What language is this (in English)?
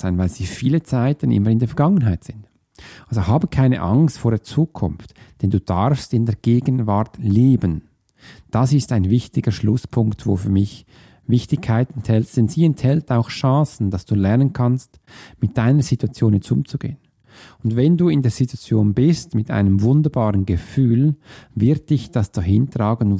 German